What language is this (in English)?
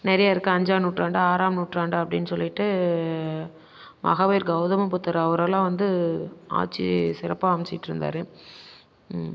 Tamil